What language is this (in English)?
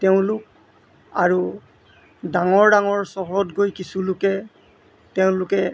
Assamese